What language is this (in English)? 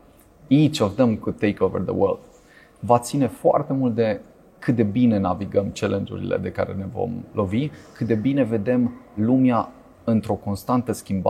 Romanian